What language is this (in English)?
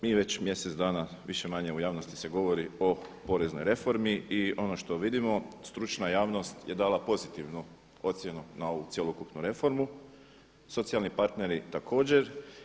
Croatian